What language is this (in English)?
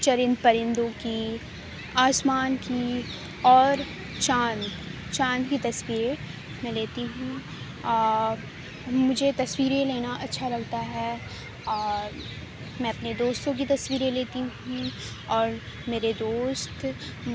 Urdu